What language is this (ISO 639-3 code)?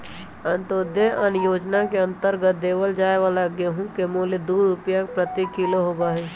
mag